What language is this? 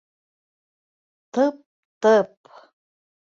Bashkir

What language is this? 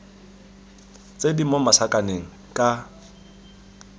Tswana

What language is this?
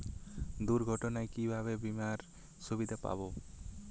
Bangla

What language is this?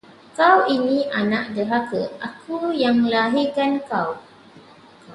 Malay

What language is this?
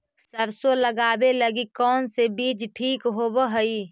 Magahi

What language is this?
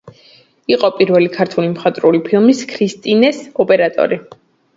Georgian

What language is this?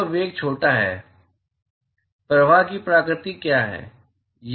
Hindi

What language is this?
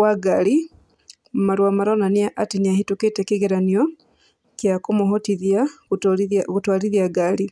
Kikuyu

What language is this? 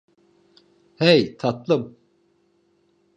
Turkish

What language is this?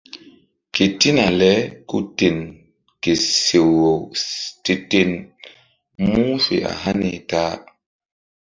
Mbum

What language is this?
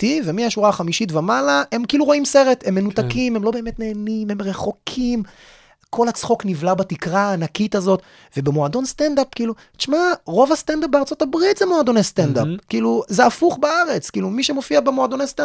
Hebrew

